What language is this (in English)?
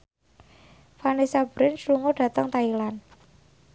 Javanese